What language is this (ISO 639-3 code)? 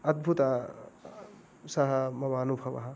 san